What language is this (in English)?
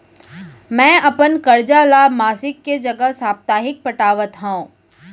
Chhattisgarhi